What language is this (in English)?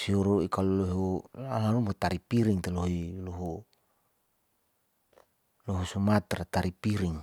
Saleman